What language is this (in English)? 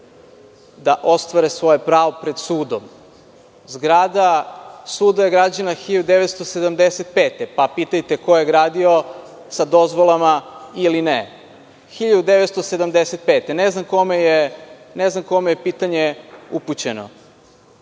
Serbian